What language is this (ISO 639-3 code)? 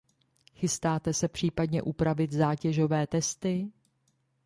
ces